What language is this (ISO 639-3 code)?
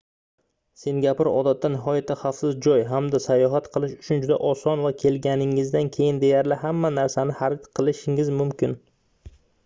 uzb